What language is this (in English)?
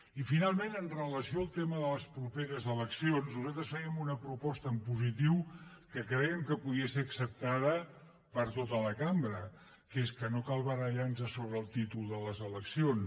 Catalan